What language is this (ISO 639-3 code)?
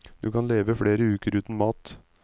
nor